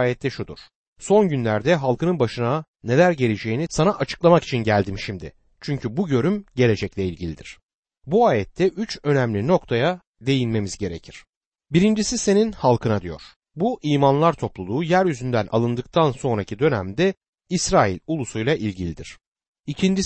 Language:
Turkish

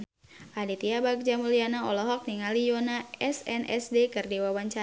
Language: Sundanese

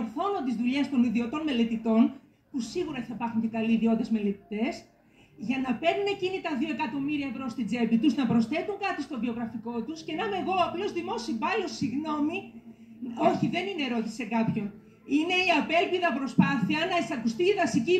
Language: Greek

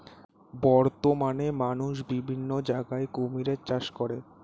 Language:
Bangla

